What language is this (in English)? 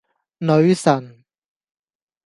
Cantonese